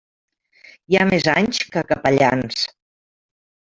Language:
Catalan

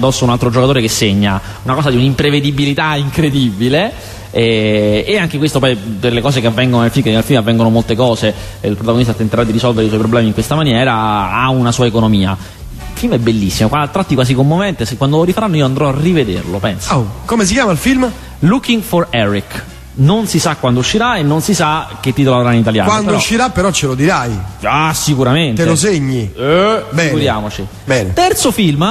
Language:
Italian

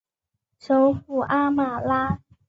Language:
Chinese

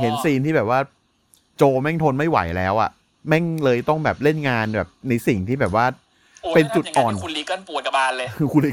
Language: Thai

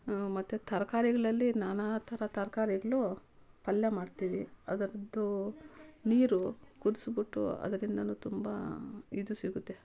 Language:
Kannada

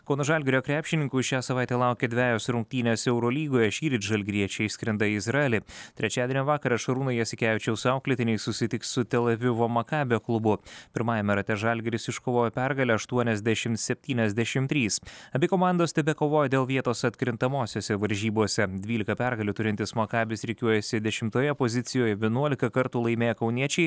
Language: Lithuanian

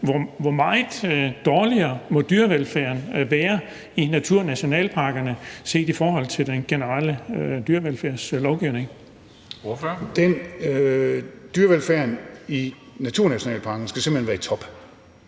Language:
Danish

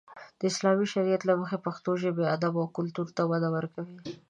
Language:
Pashto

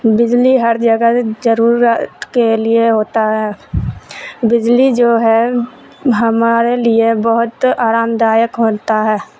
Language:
Urdu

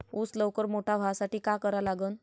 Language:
Marathi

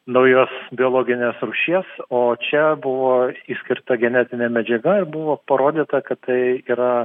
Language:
Lithuanian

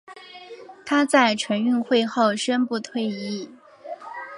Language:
Chinese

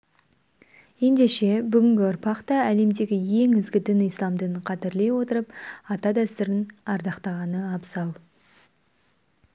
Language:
Kazakh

